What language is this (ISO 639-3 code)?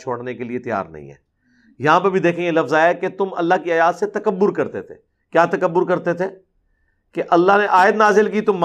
urd